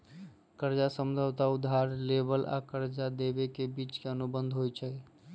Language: Magahi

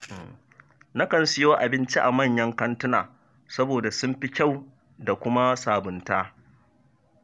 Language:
Hausa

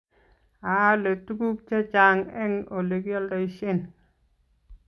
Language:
Kalenjin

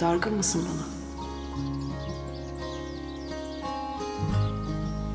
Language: Turkish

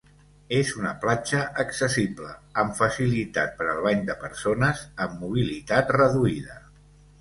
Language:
Catalan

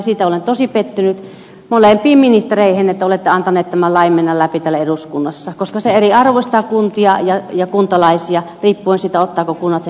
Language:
Finnish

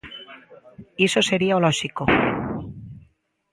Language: Galician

